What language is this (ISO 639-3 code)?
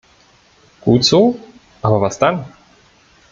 deu